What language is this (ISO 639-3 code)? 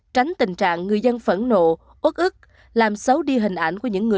vie